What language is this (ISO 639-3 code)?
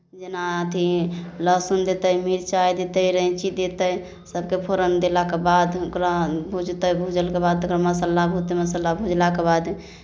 mai